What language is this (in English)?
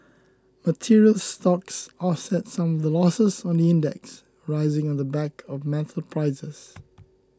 English